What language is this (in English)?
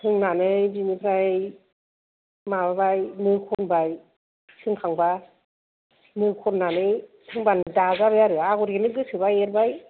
Bodo